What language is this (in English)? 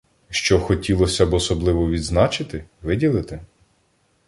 Ukrainian